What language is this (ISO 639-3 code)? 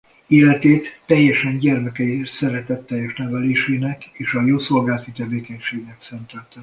hun